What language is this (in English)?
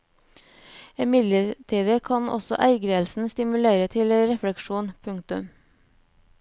Norwegian